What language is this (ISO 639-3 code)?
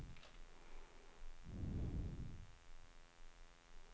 swe